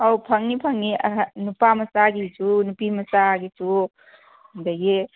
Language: Manipuri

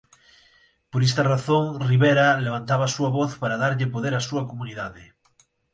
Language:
Galician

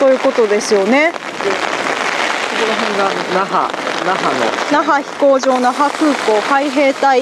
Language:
Japanese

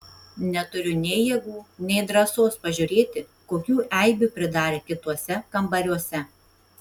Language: Lithuanian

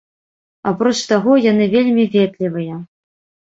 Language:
Belarusian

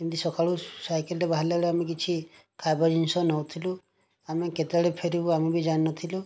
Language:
Odia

